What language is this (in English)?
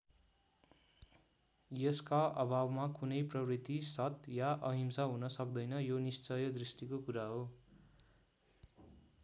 Nepali